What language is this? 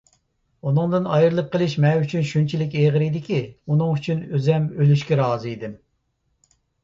Uyghur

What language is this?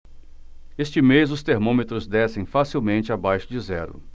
Portuguese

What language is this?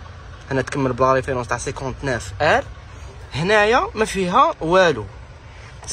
Arabic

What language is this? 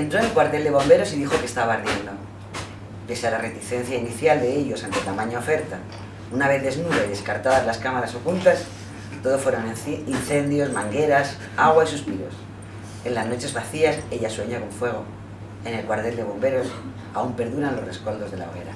Spanish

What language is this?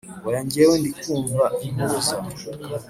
Kinyarwanda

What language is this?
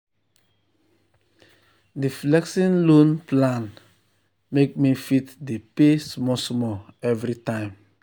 Nigerian Pidgin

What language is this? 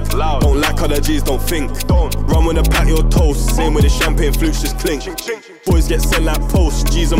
French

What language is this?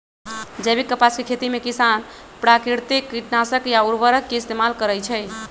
Magahi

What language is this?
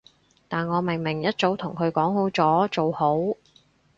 Cantonese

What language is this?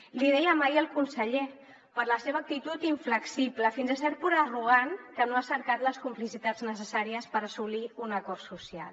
Catalan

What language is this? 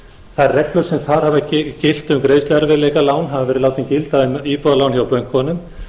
Icelandic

